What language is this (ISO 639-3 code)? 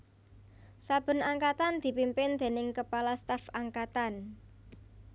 jav